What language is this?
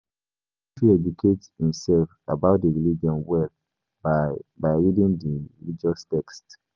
Nigerian Pidgin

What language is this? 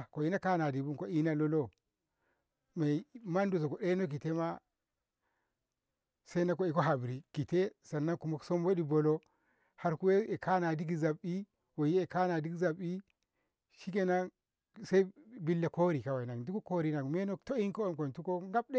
Ngamo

